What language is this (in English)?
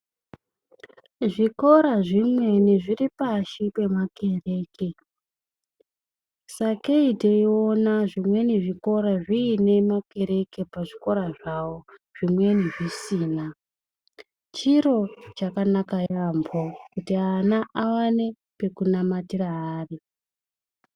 Ndau